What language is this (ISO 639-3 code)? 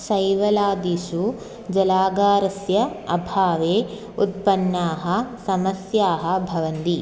san